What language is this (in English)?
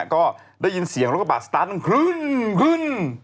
Thai